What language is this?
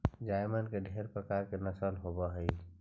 Magahi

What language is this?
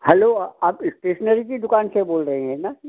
Hindi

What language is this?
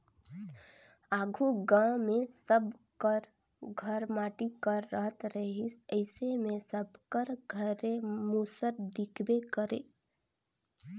Chhattisgarhi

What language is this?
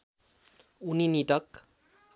Nepali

